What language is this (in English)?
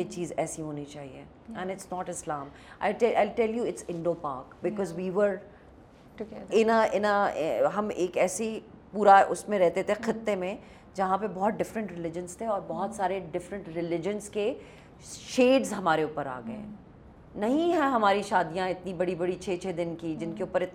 Urdu